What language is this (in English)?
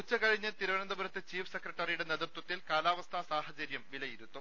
Malayalam